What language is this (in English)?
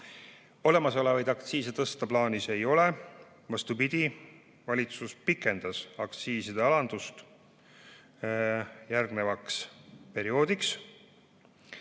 Estonian